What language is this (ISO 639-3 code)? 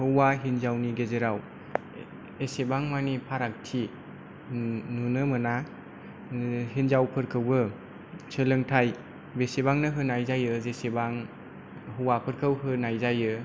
brx